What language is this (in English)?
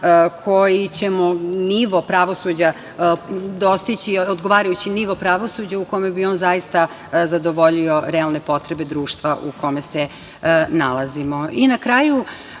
Serbian